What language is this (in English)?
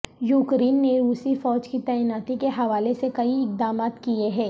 Urdu